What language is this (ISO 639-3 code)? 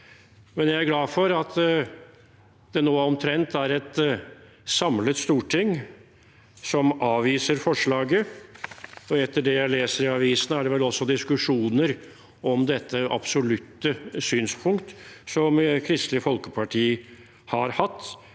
nor